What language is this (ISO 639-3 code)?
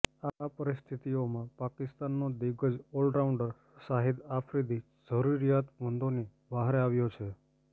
guj